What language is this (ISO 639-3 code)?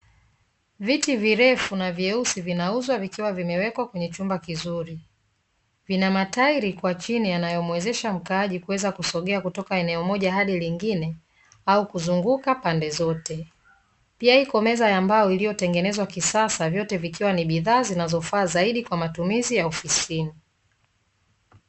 swa